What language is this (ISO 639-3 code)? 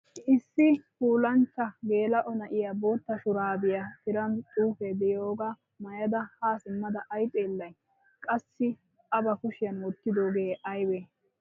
wal